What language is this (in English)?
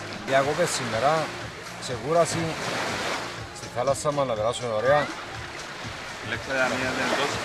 Greek